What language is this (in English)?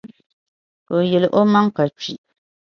Dagbani